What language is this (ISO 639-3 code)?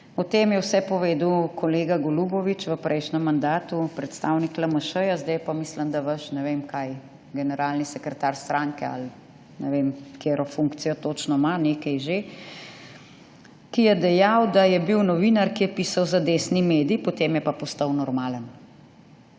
slv